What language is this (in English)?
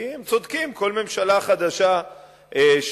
Hebrew